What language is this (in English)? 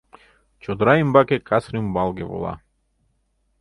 Mari